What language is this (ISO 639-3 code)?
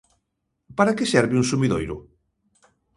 glg